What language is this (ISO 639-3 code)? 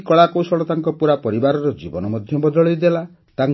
ori